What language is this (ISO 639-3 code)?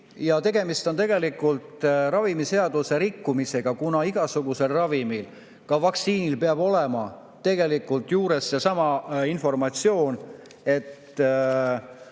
est